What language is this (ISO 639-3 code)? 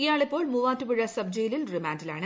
mal